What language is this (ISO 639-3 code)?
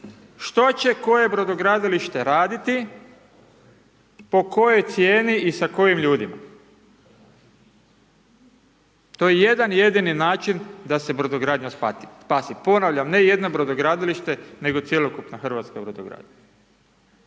hrv